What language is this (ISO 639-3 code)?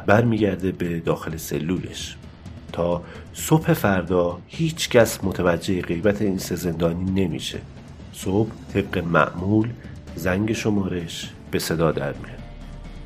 fas